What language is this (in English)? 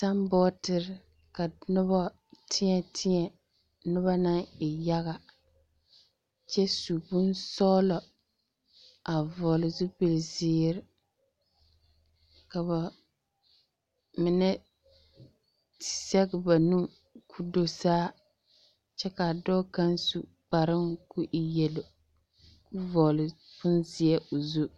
Southern Dagaare